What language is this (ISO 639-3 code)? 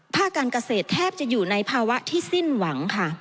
tha